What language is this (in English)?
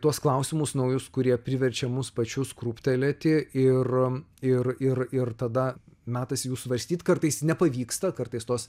Lithuanian